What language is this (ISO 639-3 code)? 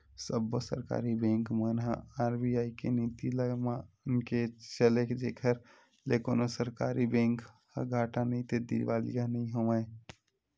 hne